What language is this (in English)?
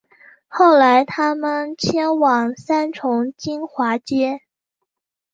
Chinese